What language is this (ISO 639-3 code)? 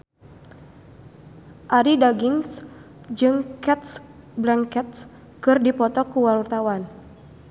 sun